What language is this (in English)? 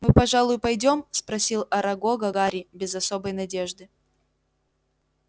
Russian